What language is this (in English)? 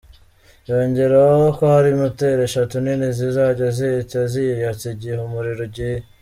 Kinyarwanda